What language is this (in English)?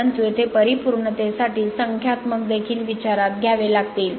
Marathi